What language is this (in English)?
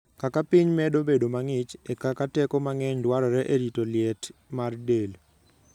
Luo (Kenya and Tanzania)